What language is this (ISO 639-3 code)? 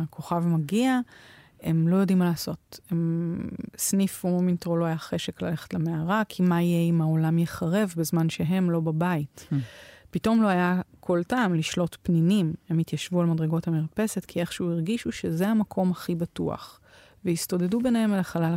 heb